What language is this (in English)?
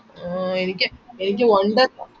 Malayalam